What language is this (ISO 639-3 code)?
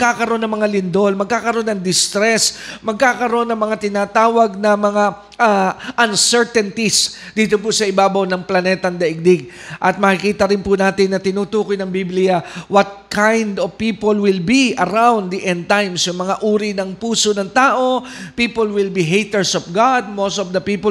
fil